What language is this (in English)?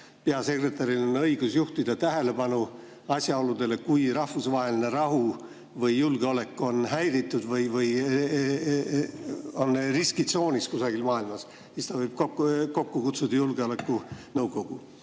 Estonian